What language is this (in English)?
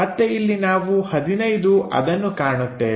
Kannada